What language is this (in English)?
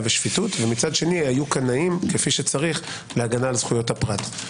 Hebrew